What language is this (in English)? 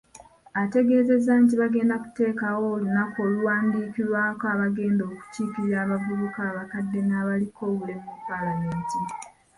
Ganda